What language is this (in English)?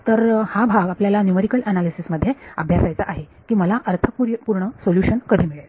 Marathi